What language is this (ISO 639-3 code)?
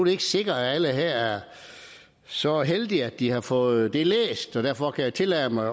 dan